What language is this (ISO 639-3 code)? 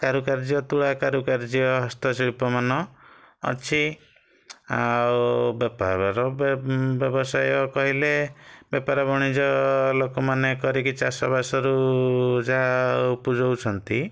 ori